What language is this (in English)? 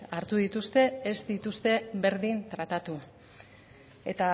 Basque